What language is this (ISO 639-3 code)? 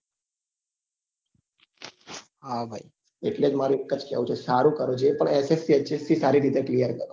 guj